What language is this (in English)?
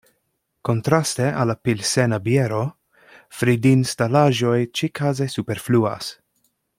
Esperanto